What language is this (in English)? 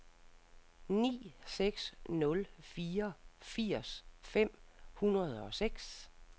Danish